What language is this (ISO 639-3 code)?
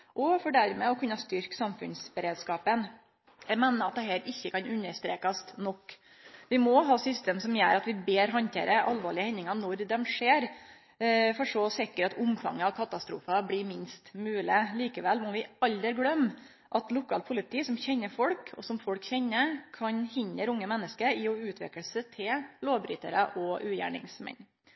nno